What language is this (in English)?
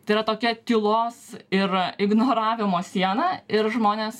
Lithuanian